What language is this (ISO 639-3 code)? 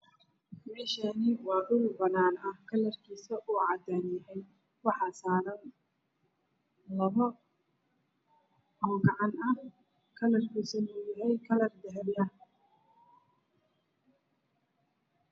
som